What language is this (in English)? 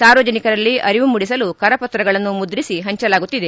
Kannada